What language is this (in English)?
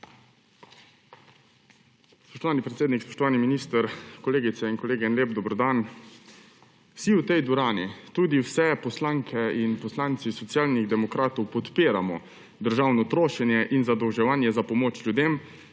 Slovenian